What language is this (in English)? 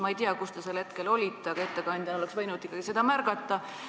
Estonian